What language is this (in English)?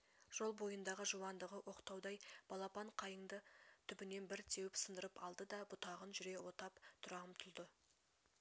Kazakh